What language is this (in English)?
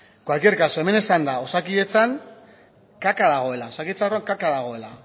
Basque